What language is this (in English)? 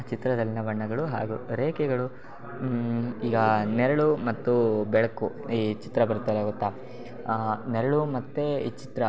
Kannada